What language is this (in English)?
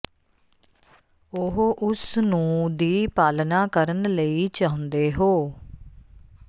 Punjabi